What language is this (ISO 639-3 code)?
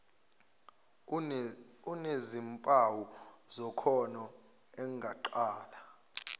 zul